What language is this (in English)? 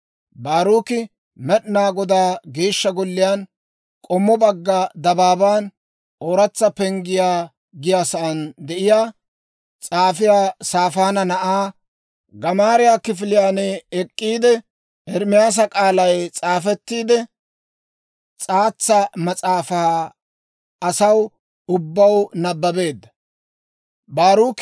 Dawro